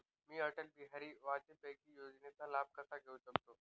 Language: Marathi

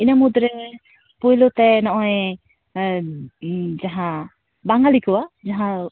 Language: Santali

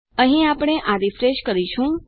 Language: Gujarati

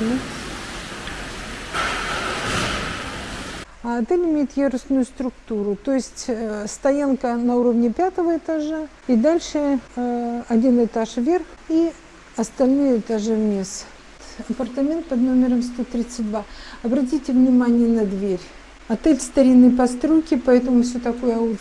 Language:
Russian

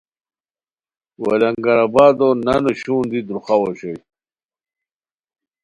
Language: Khowar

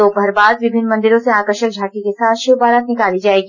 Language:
Hindi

